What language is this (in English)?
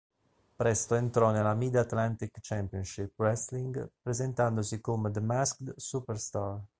Italian